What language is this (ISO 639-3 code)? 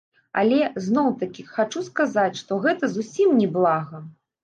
bel